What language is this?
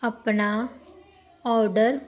Punjabi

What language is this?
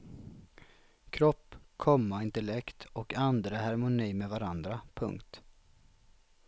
Swedish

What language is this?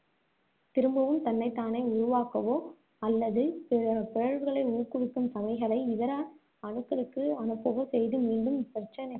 Tamil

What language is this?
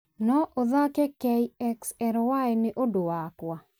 Kikuyu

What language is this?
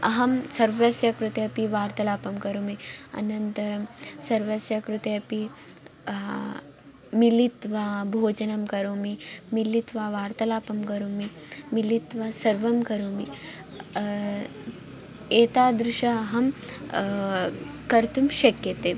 Sanskrit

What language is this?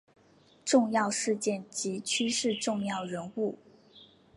Chinese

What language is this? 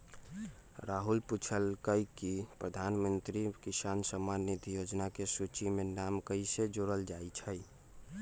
Magahi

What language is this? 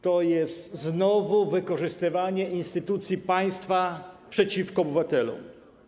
Polish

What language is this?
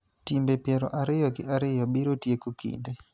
Luo (Kenya and Tanzania)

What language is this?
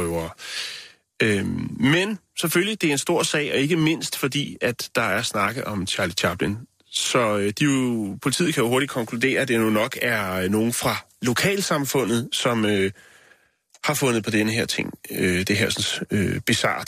Danish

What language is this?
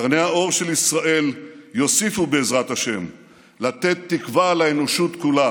Hebrew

